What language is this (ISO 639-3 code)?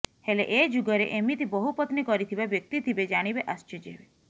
ori